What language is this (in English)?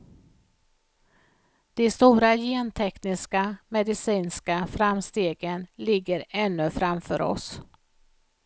Swedish